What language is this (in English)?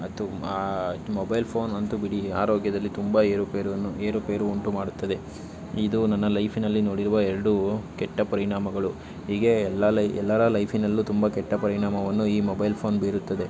Kannada